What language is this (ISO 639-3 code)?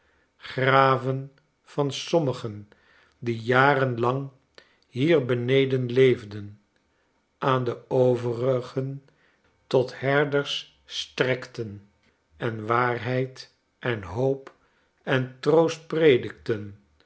nld